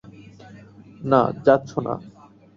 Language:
Bangla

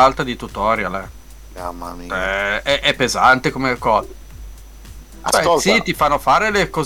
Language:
Italian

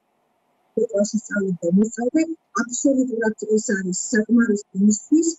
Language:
Romanian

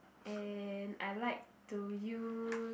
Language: English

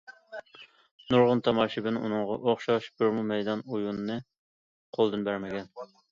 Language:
Uyghur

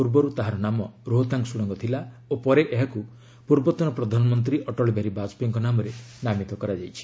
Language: Odia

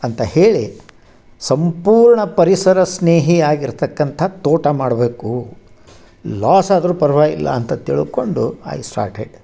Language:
Kannada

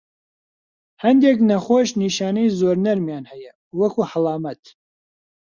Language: Central Kurdish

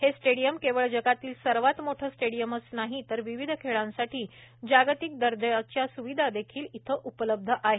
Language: Marathi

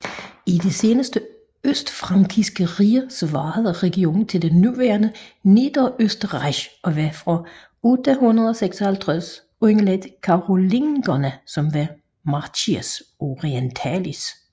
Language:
Danish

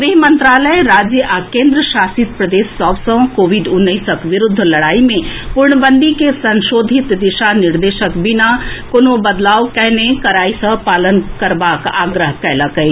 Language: Maithili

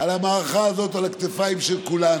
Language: Hebrew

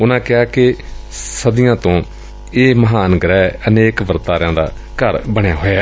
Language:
Punjabi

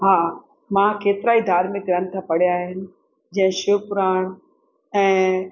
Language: Sindhi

